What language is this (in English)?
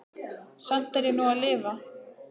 Icelandic